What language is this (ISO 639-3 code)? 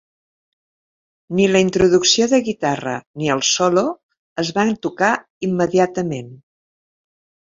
cat